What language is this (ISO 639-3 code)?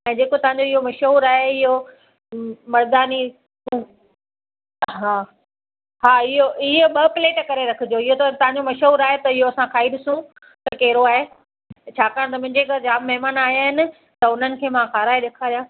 snd